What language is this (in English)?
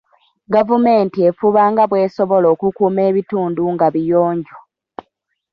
Ganda